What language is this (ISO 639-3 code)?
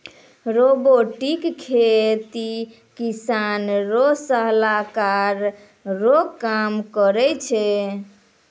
mai